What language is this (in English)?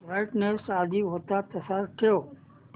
Marathi